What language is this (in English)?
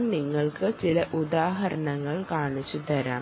Malayalam